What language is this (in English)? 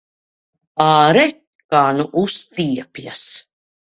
Latvian